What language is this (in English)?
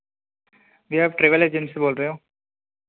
Hindi